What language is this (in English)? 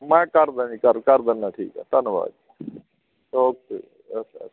Punjabi